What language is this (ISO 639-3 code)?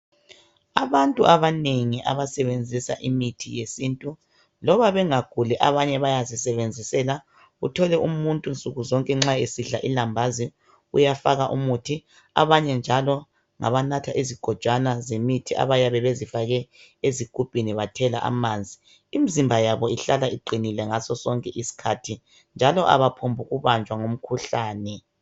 nde